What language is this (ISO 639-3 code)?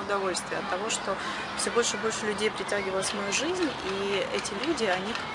rus